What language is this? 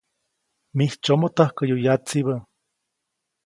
Copainalá Zoque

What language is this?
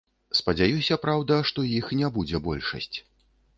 Belarusian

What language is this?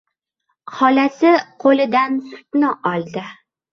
Uzbek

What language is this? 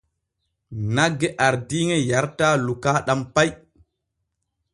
Borgu Fulfulde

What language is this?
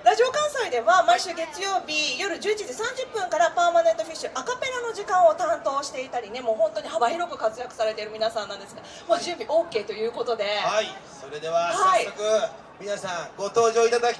Japanese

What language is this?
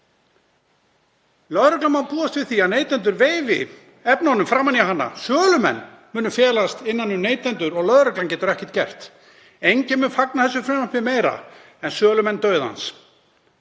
Icelandic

